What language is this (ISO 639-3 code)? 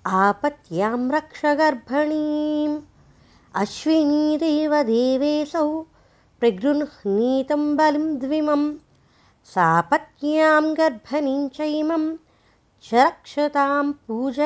tel